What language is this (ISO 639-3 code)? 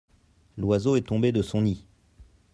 fra